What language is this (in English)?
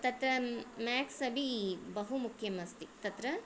Sanskrit